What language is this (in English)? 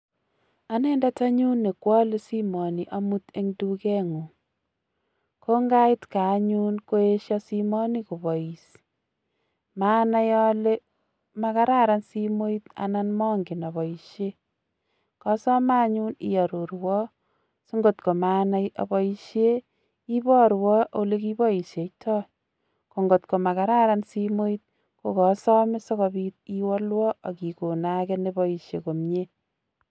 Kalenjin